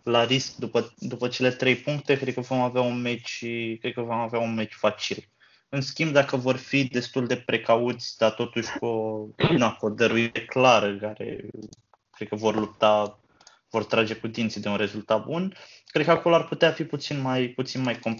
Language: Romanian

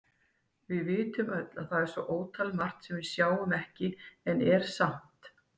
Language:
Icelandic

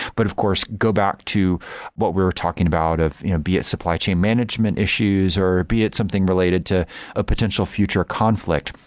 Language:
English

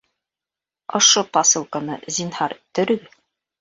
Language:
Bashkir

